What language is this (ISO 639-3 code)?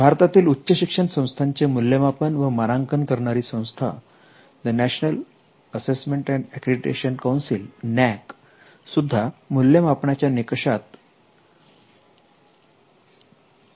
mar